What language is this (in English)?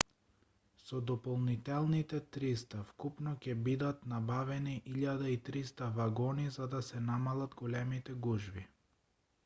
Macedonian